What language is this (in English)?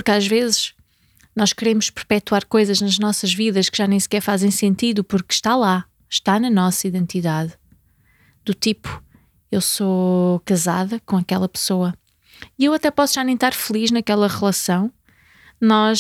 Portuguese